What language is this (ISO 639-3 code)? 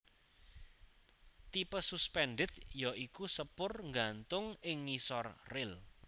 jav